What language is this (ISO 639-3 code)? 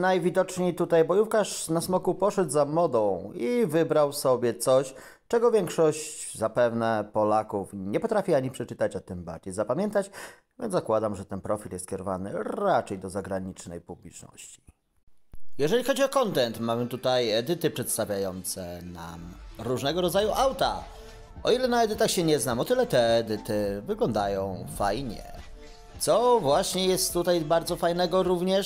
pol